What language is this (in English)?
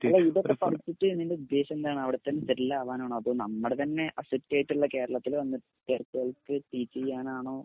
Malayalam